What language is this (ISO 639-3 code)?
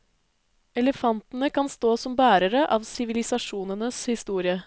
nor